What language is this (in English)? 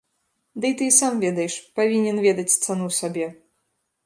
Belarusian